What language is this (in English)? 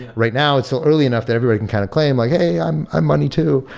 English